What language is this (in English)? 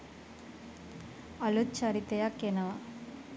Sinhala